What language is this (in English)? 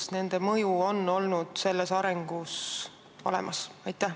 Estonian